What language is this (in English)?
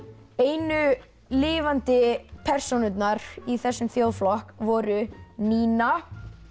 Icelandic